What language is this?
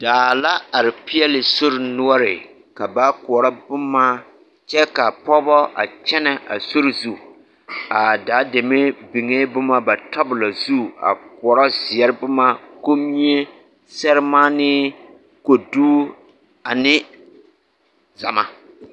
Southern Dagaare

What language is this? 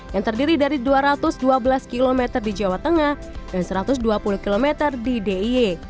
Indonesian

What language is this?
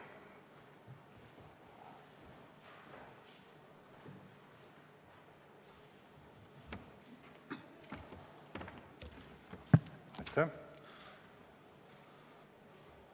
Estonian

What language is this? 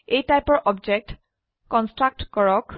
Assamese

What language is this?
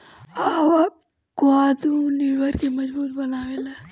Bhojpuri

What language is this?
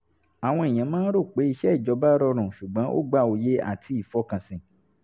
Yoruba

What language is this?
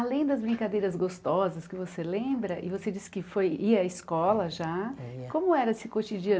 Portuguese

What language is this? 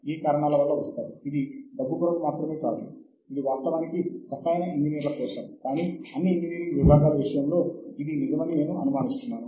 Telugu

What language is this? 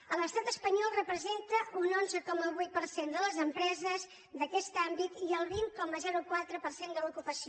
Catalan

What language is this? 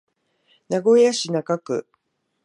Japanese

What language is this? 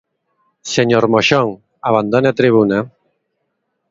Galician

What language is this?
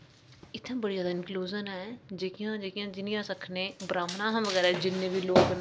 Dogri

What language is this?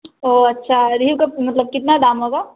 Urdu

